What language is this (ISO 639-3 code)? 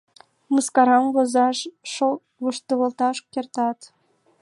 chm